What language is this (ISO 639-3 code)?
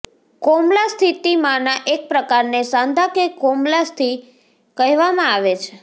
guj